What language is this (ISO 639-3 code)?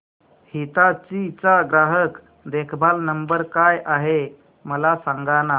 mar